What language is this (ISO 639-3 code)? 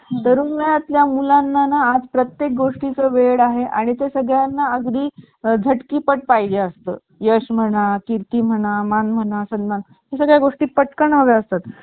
mar